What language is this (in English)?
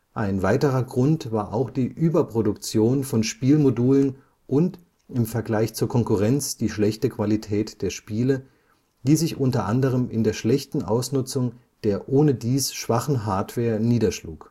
German